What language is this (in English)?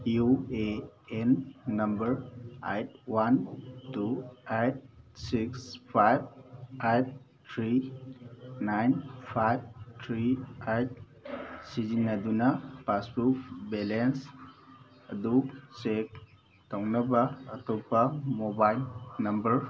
Manipuri